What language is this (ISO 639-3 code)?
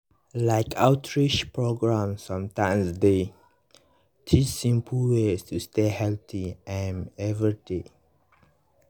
pcm